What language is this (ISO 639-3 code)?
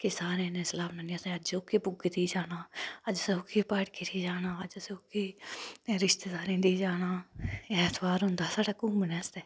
doi